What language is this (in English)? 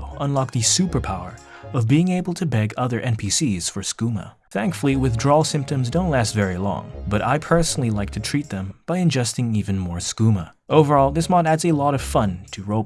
English